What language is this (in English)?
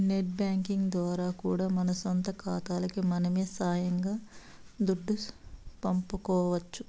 Telugu